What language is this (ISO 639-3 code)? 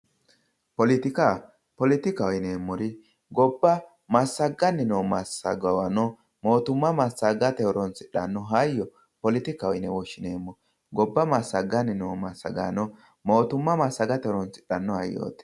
sid